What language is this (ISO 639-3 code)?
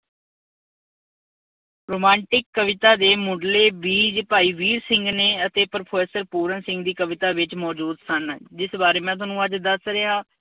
pan